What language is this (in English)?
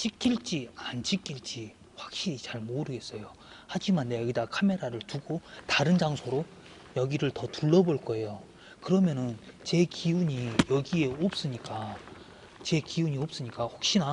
Korean